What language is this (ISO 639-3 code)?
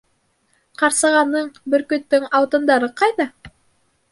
bak